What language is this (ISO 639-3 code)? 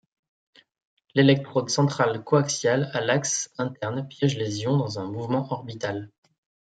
fra